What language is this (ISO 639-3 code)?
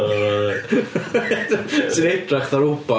cym